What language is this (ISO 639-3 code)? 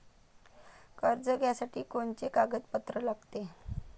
mar